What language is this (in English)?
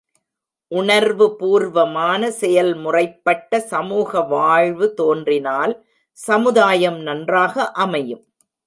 Tamil